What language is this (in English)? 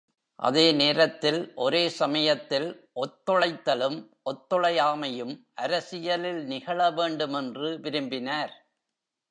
Tamil